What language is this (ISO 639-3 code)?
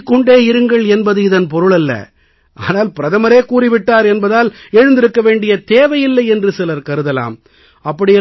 tam